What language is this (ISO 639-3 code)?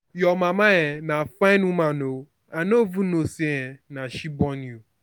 pcm